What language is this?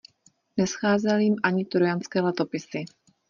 Czech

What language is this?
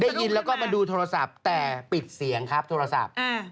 Thai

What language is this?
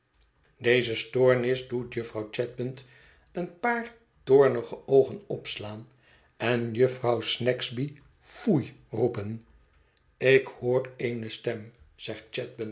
Dutch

